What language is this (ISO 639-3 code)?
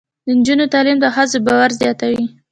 pus